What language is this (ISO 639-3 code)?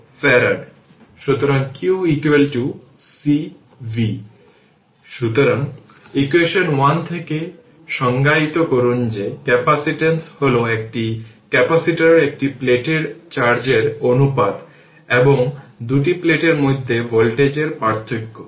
ben